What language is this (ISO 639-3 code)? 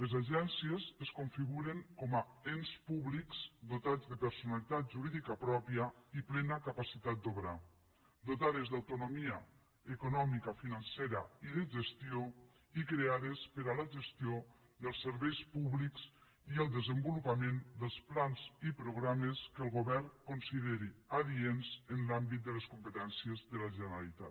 cat